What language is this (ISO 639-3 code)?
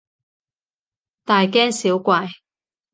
yue